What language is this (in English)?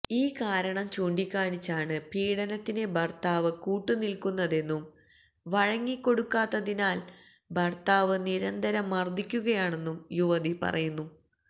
Malayalam